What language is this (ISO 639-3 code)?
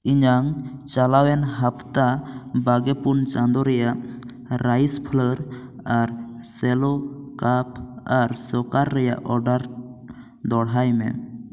sat